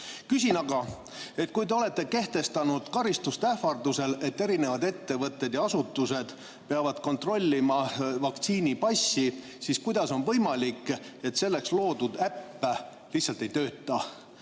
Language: Estonian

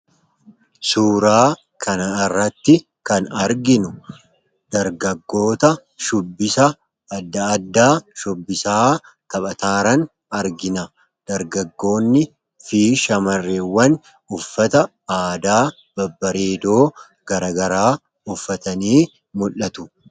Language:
Oromo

